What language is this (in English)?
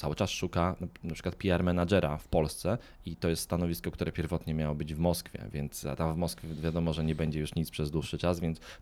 Polish